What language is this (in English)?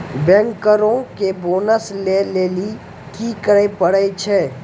Maithili